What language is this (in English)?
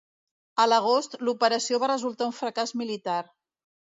Catalan